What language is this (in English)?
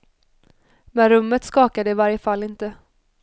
Swedish